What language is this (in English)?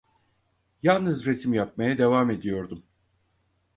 Turkish